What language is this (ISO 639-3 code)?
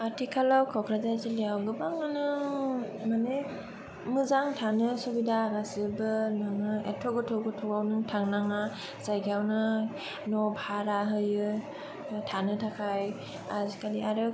brx